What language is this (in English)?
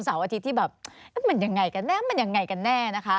Thai